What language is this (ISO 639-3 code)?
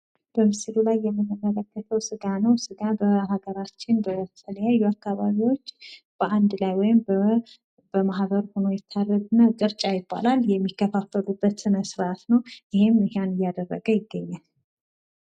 amh